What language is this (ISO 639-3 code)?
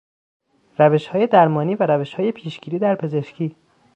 fas